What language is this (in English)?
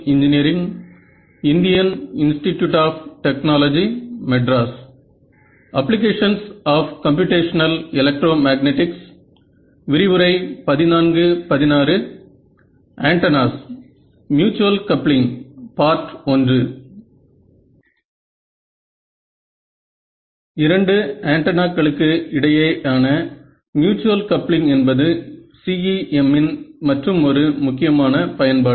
Tamil